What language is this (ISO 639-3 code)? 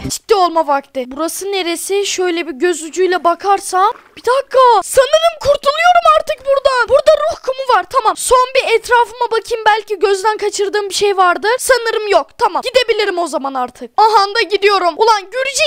tur